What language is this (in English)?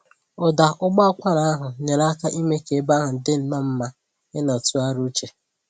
Igbo